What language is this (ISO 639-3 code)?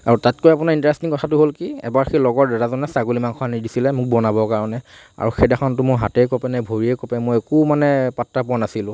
asm